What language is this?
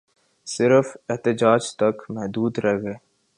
Urdu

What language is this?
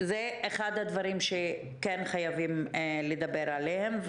Hebrew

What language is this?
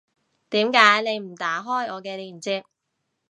Cantonese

